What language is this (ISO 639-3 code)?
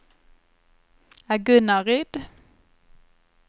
swe